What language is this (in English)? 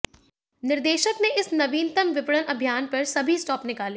Hindi